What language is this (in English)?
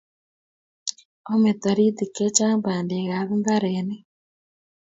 Kalenjin